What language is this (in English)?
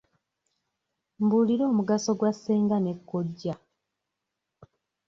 Ganda